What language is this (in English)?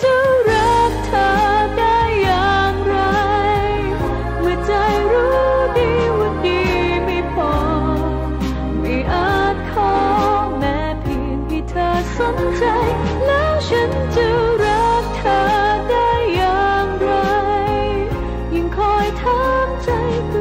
Thai